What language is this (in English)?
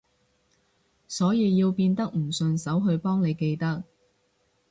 Cantonese